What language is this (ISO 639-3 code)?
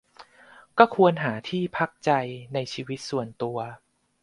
tha